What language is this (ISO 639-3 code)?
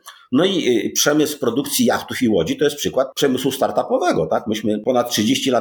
pol